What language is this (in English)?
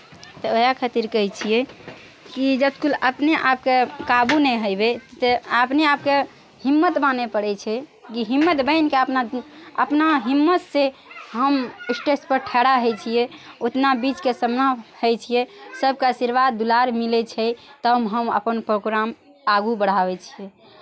Maithili